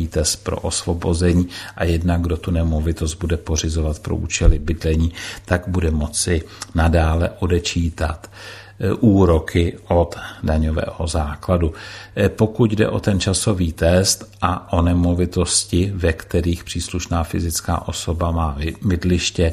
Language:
Czech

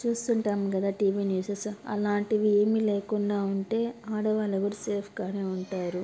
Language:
Telugu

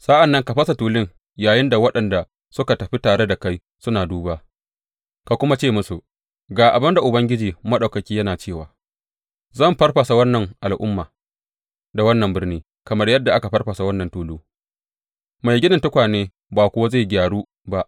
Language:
Hausa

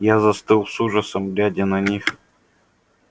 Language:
Russian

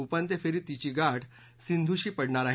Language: Marathi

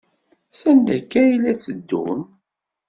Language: Kabyle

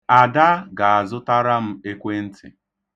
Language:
Igbo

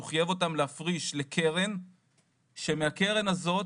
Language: Hebrew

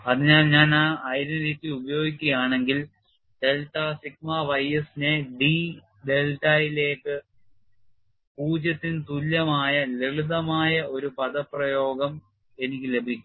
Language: Malayalam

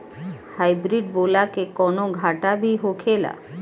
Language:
Bhojpuri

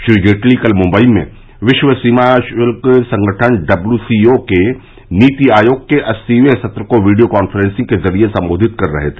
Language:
Hindi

